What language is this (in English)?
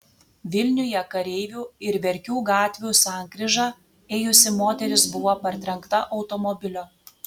Lithuanian